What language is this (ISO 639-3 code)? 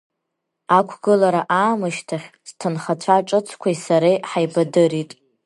abk